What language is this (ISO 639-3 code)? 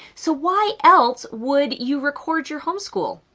eng